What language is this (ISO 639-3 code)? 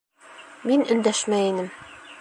bak